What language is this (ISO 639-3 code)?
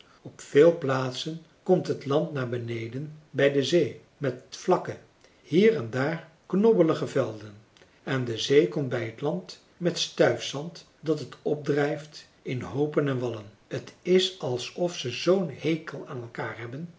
nld